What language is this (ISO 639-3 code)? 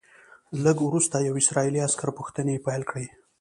pus